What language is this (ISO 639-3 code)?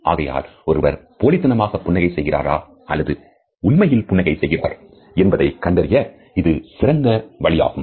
tam